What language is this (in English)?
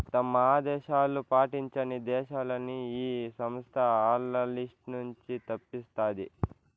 Telugu